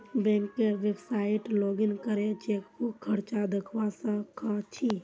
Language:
Magahi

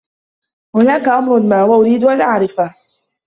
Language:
Arabic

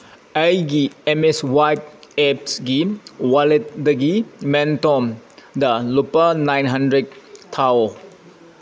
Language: Manipuri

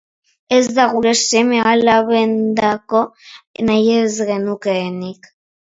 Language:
Basque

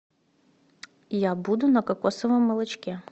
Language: Russian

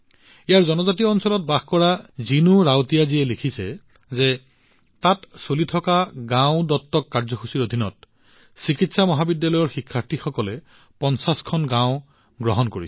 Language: Assamese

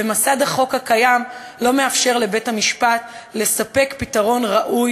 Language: Hebrew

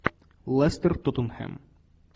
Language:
Russian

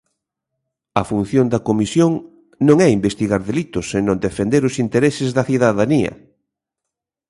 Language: Galician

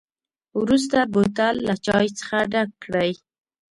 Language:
Pashto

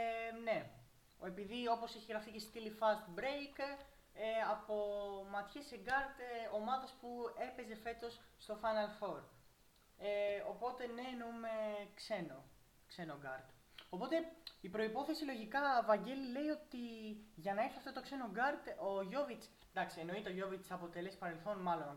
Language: Greek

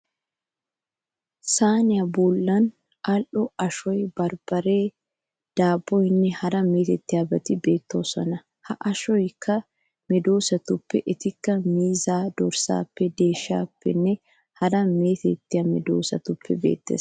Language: Wolaytta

